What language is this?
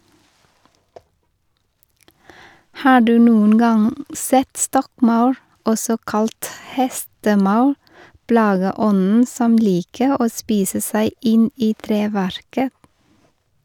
Norwegian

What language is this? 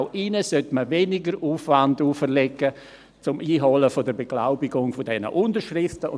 Swiss German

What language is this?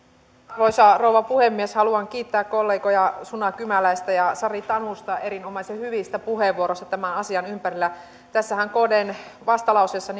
Finnish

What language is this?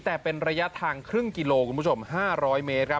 Thai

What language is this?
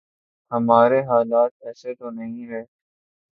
Urdu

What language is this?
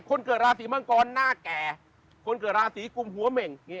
Thai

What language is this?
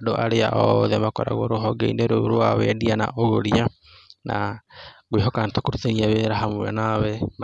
Kikuyu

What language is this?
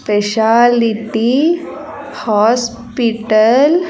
Telugu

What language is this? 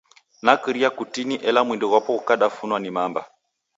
Taita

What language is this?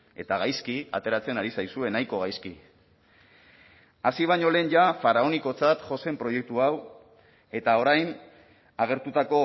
Basque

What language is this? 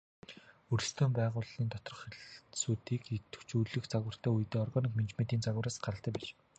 Mongolian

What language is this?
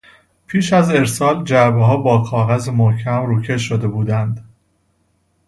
Persian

